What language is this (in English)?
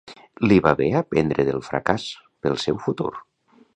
Catalan